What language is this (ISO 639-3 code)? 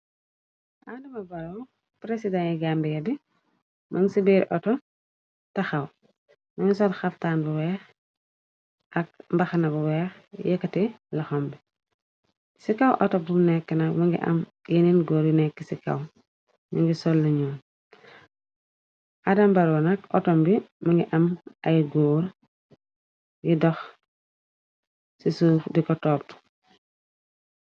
wol